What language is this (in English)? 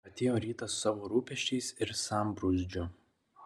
Lithuanian